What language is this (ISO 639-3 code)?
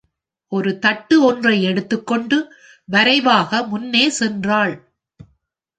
tam